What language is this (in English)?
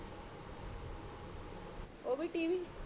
Punjabi